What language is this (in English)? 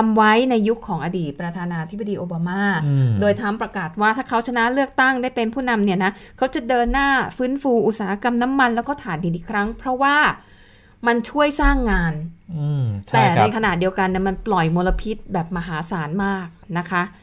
Thai